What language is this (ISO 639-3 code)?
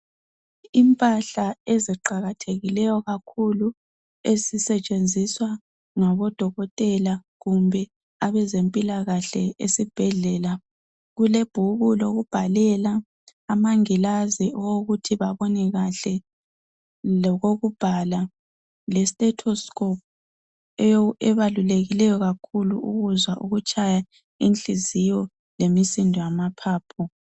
nde